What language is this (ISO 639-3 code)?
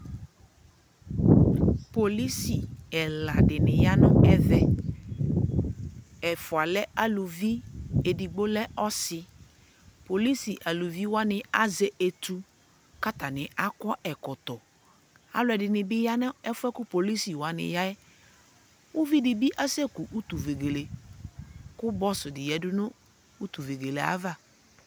kpo